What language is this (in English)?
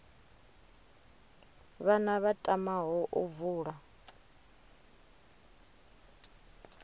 Venda